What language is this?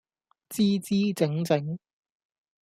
Cantonese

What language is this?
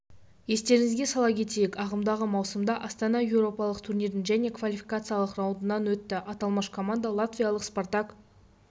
Kazakh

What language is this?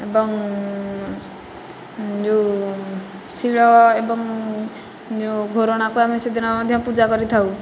Odia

